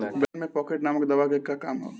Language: Bhojpuri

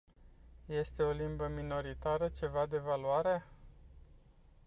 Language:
Romanian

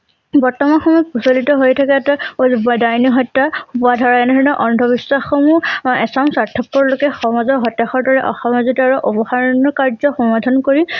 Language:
Assamese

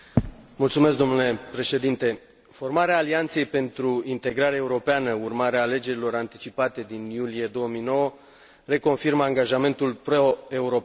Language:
Romanian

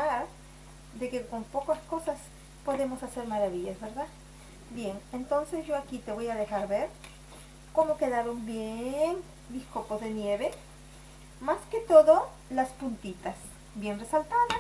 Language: Spanish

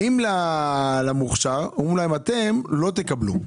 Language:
Hebrew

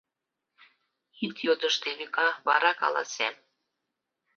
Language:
Mari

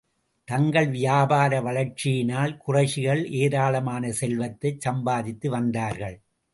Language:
Tamil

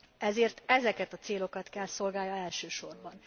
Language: Hungarian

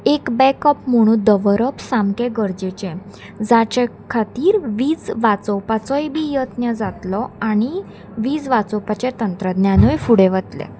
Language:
Konkani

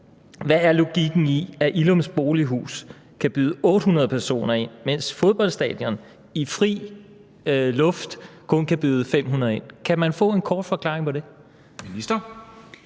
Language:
Danish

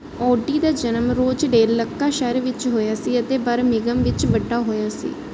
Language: Punjabi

